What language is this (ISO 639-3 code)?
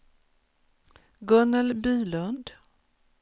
swe